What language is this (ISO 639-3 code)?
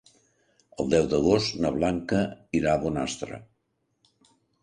cat